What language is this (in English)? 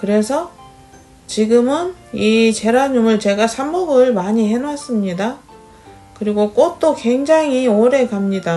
Korean